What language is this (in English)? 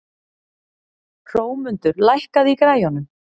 Icelandic